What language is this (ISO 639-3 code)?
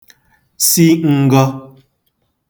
ibo